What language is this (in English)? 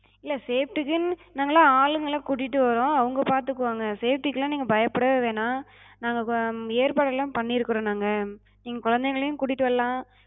Tamil